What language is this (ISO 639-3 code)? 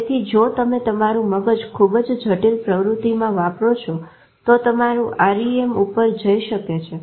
guj